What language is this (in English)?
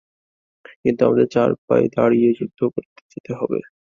Bangla